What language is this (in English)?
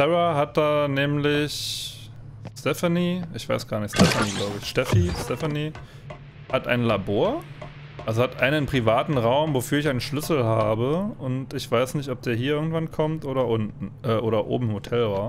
German